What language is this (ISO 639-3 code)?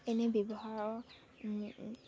asm